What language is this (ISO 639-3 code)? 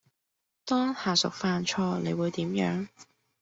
yue